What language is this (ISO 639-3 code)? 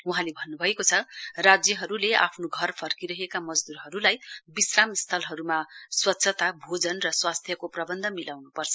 nep